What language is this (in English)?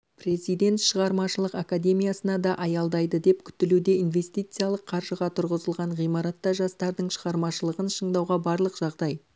Kazakh